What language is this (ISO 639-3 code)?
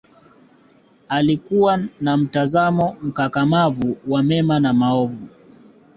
swa